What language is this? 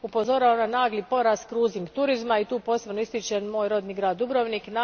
Croatian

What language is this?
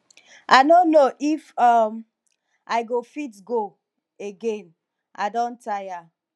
Nigerian Pidgin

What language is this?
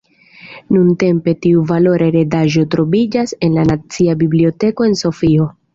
Esperanto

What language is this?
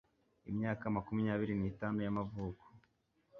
Kinyarwanda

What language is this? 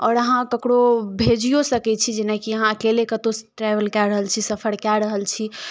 Maithili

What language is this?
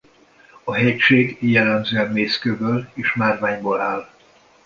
Hungarian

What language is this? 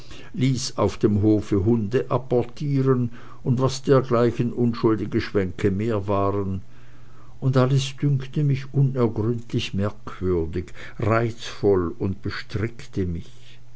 German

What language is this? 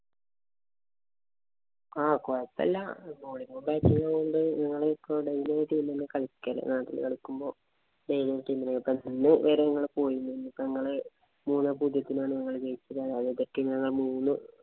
Malayalam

